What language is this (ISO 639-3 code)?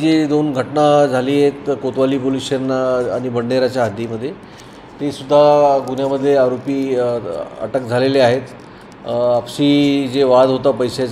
hin